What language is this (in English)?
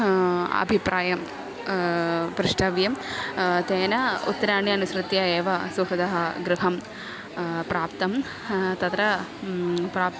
Sanskrit